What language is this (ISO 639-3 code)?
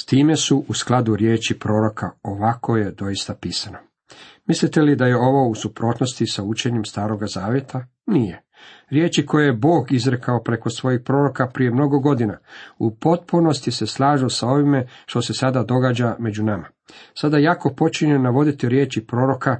hrv